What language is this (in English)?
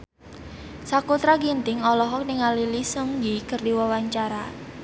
Sundanese